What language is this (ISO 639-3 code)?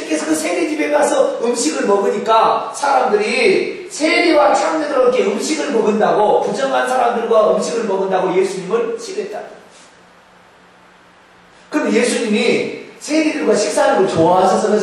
kor